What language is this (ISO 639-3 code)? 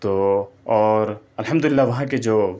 urd